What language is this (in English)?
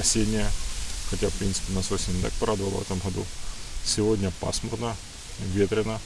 Russian